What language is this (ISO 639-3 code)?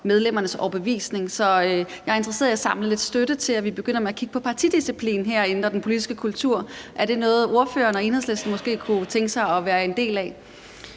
dan